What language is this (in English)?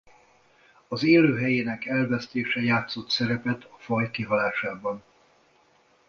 Hungarian